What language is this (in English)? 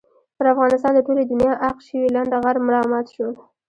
Pashto